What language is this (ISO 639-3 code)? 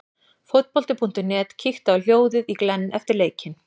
isl